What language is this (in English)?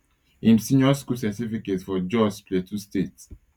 Nigerian Pidgin